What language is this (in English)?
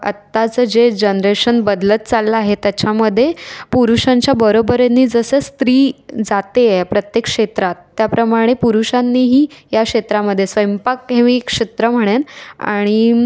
Marathi